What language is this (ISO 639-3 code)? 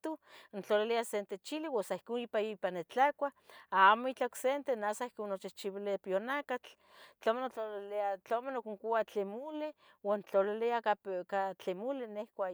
nhg